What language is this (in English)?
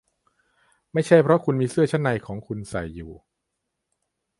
Thai